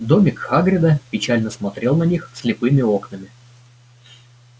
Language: Russian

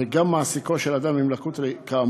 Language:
Hebrew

